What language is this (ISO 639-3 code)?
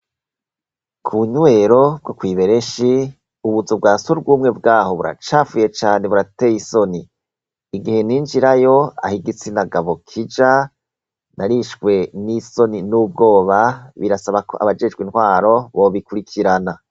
run